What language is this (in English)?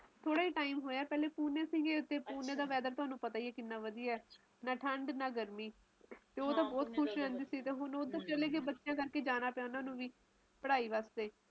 Punjabi